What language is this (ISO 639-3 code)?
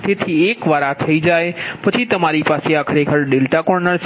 guj